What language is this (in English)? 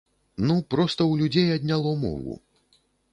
Belarusian